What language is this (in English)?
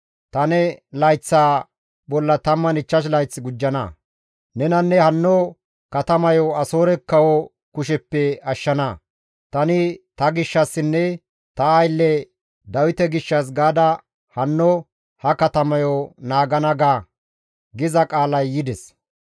Gamo